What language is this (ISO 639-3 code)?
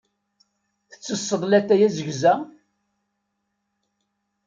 kab